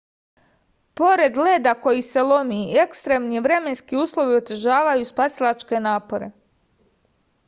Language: Serbian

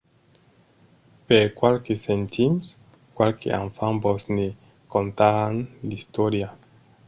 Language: Occitan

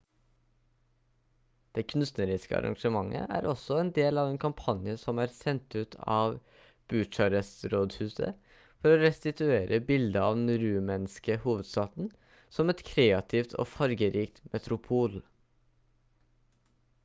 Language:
Norwegian Bokmål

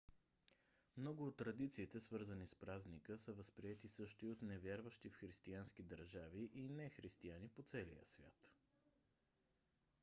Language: Bulgarian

